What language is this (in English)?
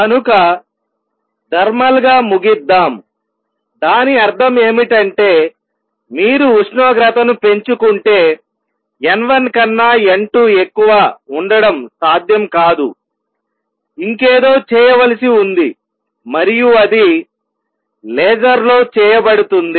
Telugu